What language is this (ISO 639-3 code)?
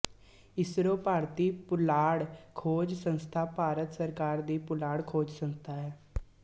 pan